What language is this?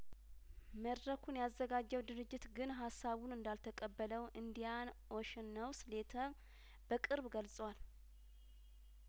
Amharic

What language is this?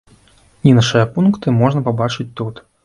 Belarusian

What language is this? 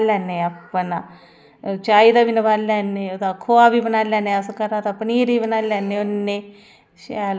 Dogri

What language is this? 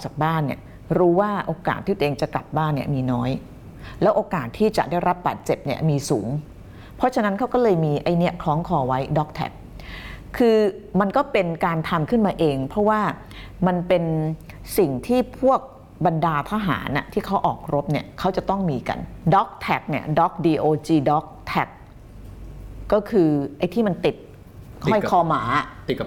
Thai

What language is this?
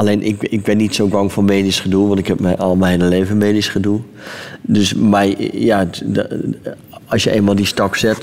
Dutch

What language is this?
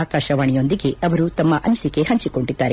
Kannada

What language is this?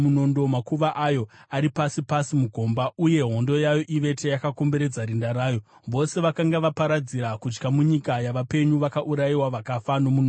Shona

